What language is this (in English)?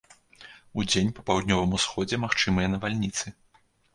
Belarusian